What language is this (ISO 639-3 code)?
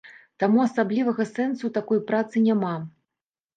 bel